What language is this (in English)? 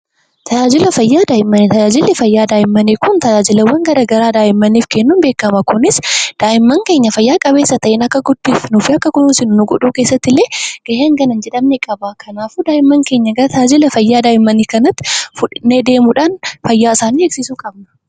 Oromo